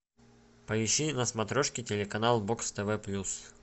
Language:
Russian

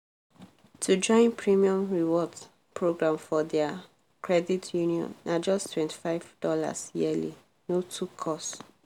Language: Nigerian Pidgin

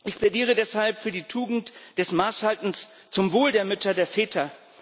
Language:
German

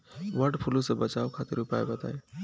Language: Bhojpuri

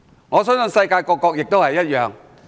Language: Cantonese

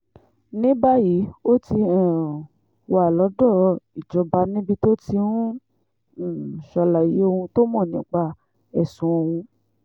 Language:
Yoruba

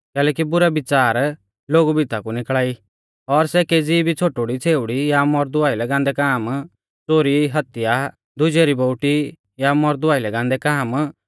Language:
Mahasu Pahari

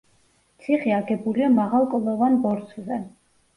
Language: Georgian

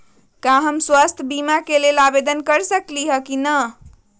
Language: Magahi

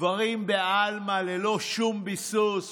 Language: Hebrew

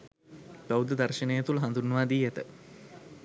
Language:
Sinhala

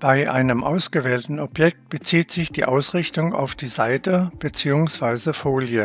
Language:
German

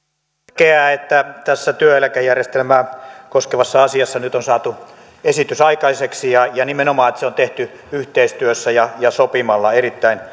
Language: Finnish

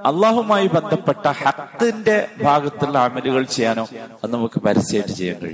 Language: Malayalam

